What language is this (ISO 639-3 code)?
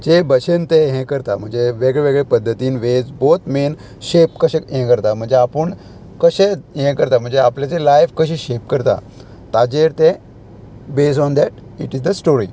kok